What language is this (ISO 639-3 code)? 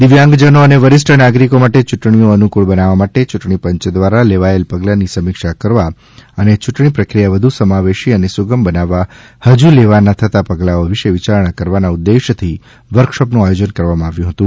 guj